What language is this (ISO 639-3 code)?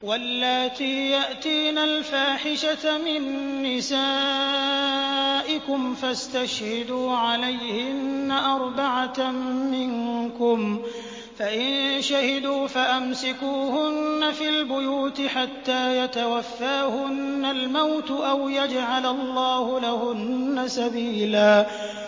ara